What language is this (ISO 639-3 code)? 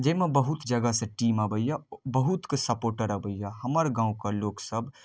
mai